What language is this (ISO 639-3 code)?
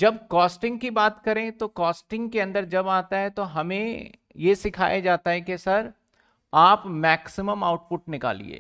hin